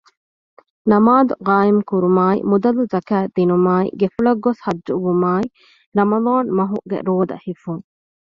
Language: Divehi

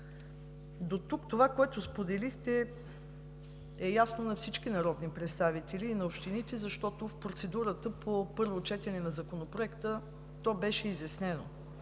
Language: Bulgarian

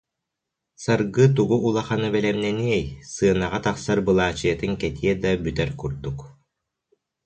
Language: Yakut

